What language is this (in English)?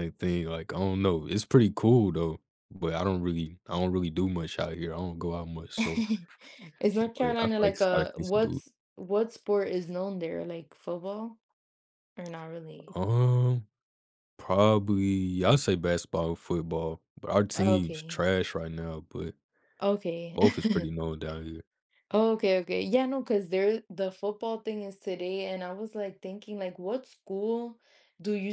English